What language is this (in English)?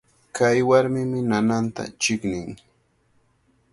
Cajatambo North Lima Quechua